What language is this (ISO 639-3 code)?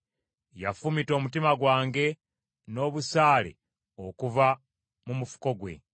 lug